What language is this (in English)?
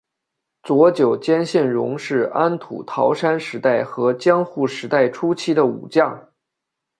Chinese